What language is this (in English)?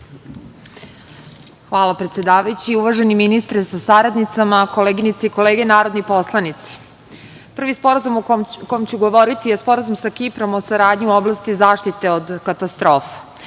Serbian